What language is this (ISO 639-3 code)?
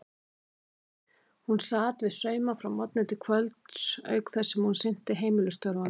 isl